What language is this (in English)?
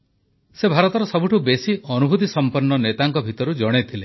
Odia